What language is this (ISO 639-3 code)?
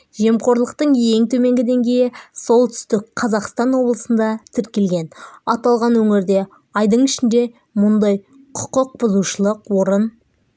kaz